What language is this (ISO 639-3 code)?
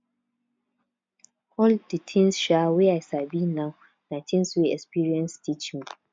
pcm